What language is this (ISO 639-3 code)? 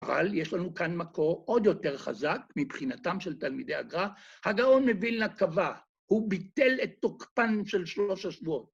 heb